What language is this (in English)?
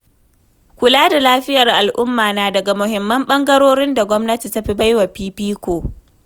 Hausa